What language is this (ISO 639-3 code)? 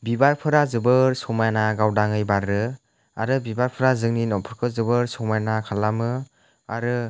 brx